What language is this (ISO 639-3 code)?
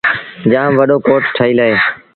sbn